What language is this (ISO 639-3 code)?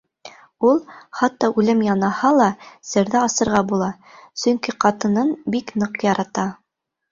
bak